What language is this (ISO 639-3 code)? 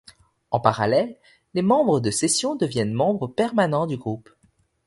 fra